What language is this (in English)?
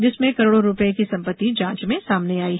Hindi